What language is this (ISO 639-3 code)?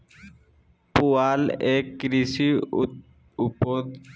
mag